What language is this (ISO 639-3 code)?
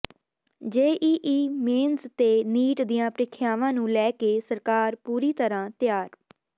pan